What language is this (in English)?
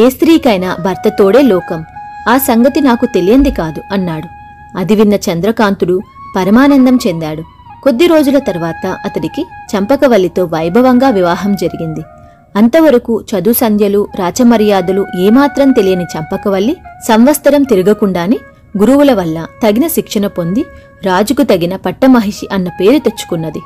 Telugu